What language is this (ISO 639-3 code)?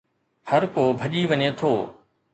snd